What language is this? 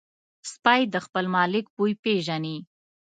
Pashto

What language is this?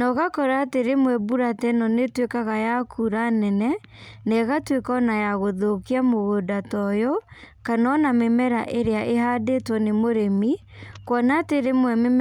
Kikuyu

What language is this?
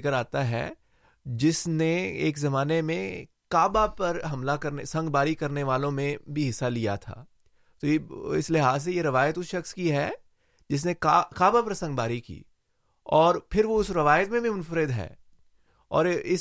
Urdu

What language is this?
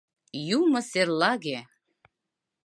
Mari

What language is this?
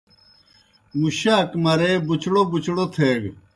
Kohistani Shina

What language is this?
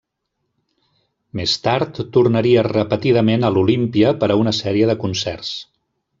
Catalan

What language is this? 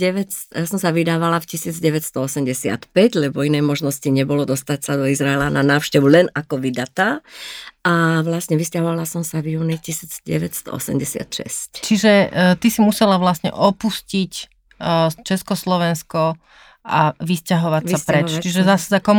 Slovak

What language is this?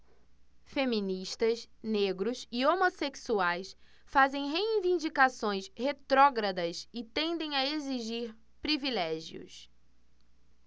Portuguese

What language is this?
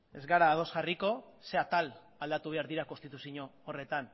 Basque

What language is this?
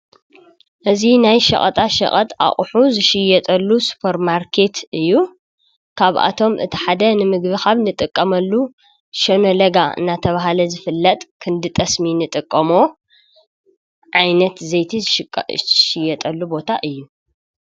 Tigrinya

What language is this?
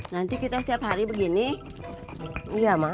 Indonesian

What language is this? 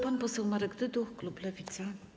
Polish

